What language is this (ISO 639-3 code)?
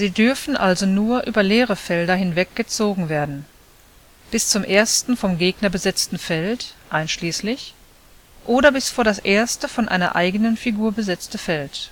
deu